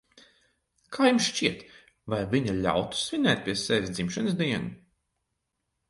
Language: Latvian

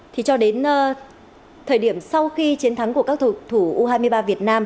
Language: Vietnamese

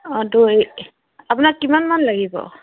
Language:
Assamese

